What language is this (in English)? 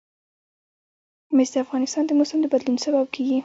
Pashto